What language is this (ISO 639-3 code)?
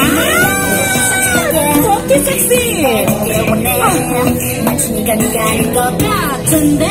kor